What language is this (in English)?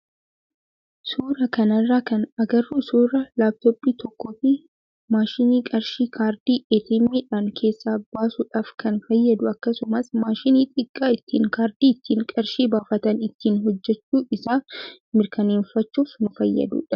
Oromo